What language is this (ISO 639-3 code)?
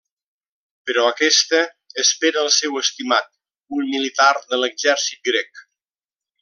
cat